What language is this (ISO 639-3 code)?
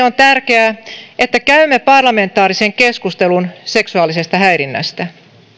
fin